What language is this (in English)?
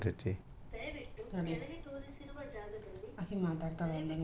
Kannada